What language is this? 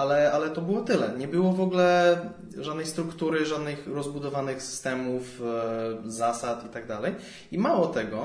Polish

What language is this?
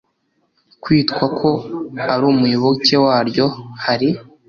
Kinyarwanda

